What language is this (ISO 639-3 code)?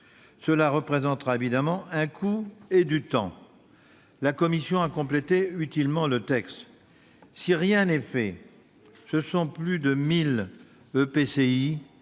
fra